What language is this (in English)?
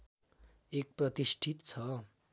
Nepali